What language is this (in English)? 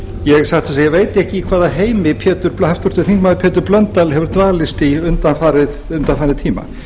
Icelandic